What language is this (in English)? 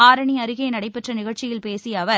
Tamil